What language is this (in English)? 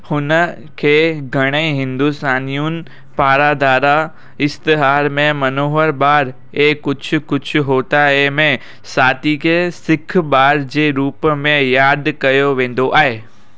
Sindhi